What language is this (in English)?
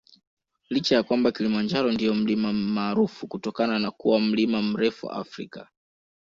Swahili